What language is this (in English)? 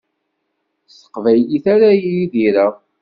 Kabyle